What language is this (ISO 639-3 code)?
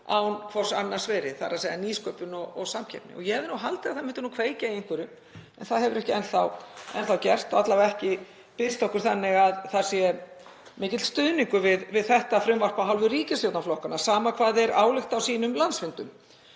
isl